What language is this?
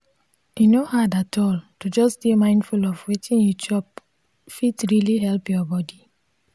Nigerian Pidgin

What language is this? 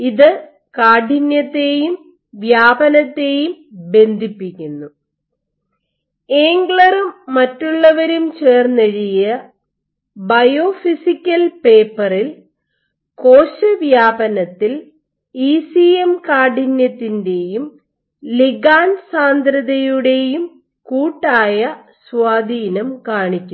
Malayalam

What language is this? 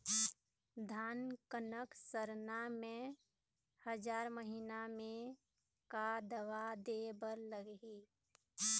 Chhattisgarhi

